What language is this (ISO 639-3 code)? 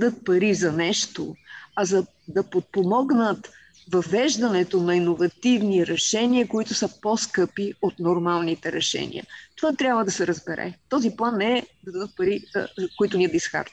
bul